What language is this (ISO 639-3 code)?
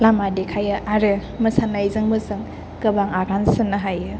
brx